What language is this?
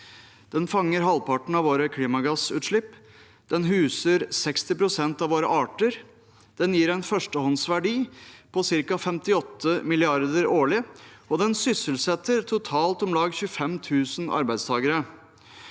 Norwegian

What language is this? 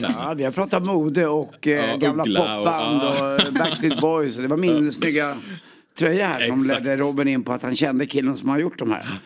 Swedish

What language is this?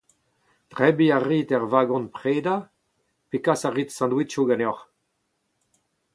Breton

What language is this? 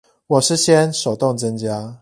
Chinese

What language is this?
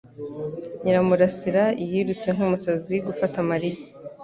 Kinyarwanda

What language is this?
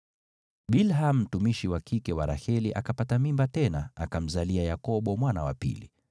Swahili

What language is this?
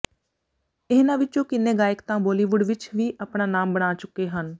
Punjabi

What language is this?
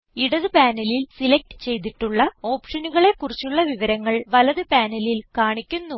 Malayalam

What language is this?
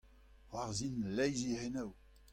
Breton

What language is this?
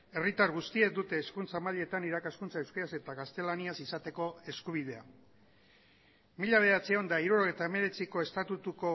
Basque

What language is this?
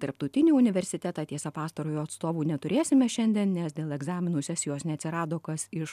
Lithuanian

